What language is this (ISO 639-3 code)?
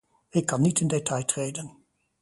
nld